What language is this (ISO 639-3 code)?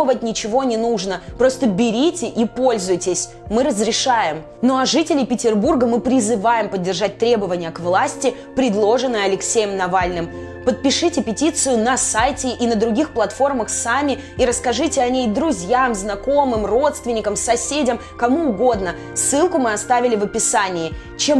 rus